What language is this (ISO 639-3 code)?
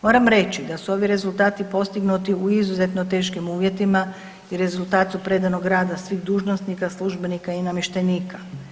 hrv